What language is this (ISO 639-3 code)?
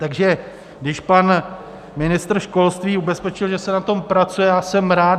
ces